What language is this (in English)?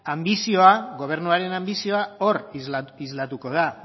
Basque